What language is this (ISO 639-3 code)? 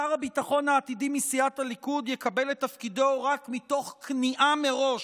heb